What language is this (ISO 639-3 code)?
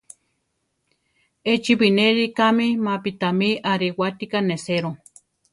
tar